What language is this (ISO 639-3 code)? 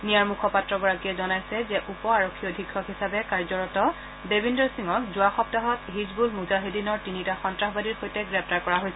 asm